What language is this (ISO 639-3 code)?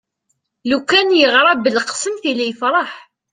kab